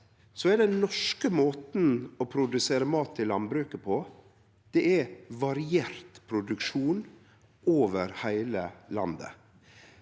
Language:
Norwegian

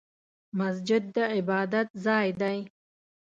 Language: Pashto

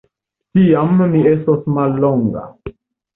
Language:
Esperanto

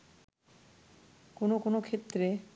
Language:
Bangla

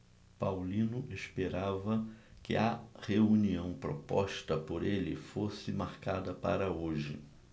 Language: Portuguese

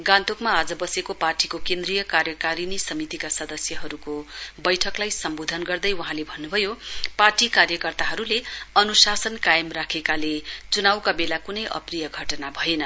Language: Nepali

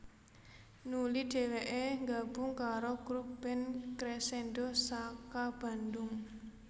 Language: Javanese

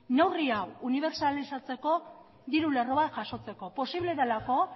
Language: Basque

